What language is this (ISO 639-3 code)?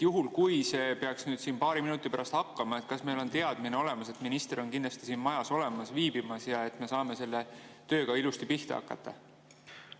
est